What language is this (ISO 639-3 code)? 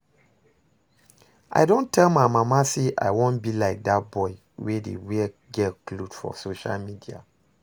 pcm